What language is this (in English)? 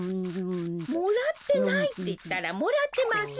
Japanese